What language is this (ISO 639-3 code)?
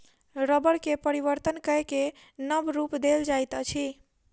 mai